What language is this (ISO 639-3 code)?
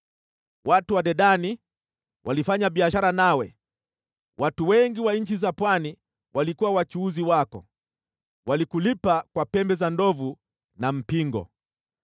swa